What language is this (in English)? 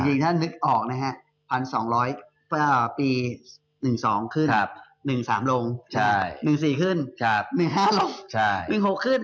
Thai